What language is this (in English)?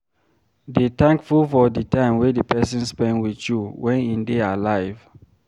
Nigerian Pidgin